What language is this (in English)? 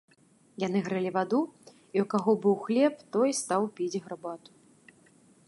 Belarusian